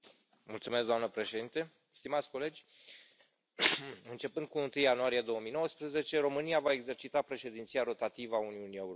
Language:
Romanian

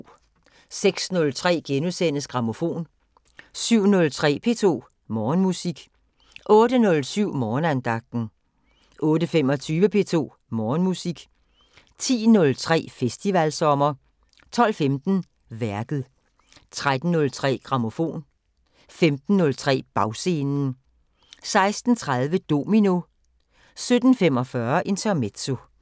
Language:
Danish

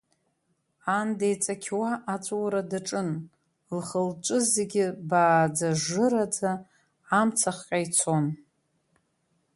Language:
Abkhazian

